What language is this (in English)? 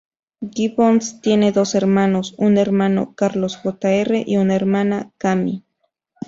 Spanish